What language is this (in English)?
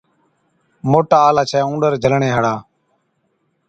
Od